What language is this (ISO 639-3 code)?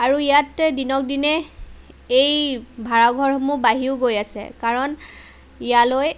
asm